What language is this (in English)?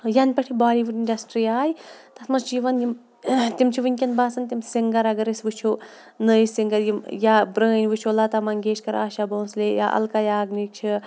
Kashmiri